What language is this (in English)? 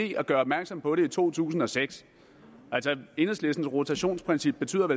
Danish